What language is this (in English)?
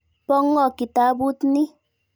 Kalenjin